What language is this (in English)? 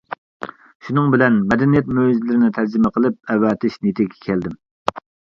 Uyghur